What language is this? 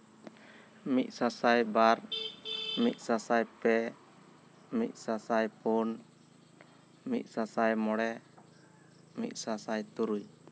Santali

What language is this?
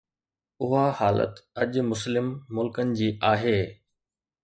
Sindhi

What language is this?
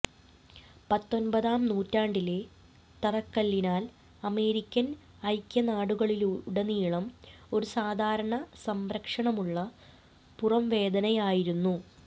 Malayalam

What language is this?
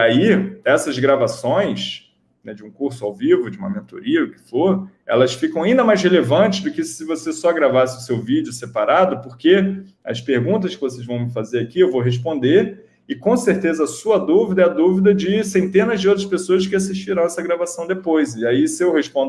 Portuguese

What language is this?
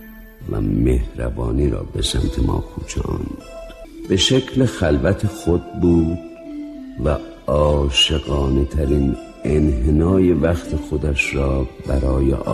Persian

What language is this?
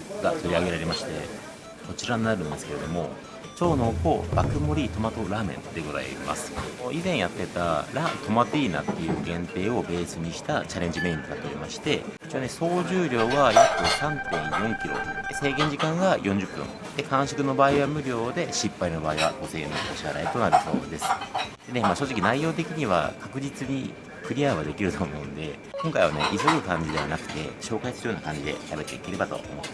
Japanese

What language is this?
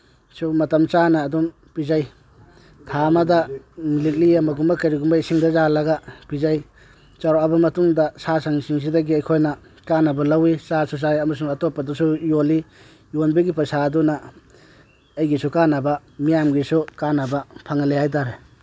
Manipuri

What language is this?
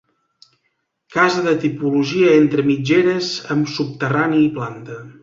Catalan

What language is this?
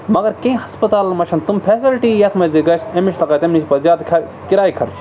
Kashmiri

